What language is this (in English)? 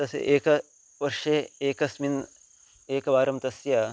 Sanskrit